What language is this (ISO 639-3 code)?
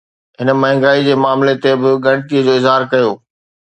snd